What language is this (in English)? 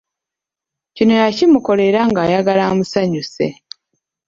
Ganda